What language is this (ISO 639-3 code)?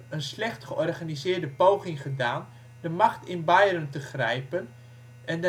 nld